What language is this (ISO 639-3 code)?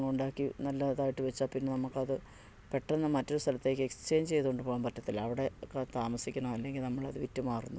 mal